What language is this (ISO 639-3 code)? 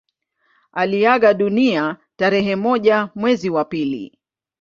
swa